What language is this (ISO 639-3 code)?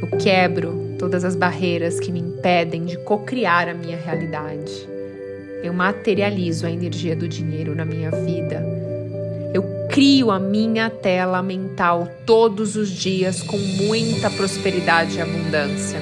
por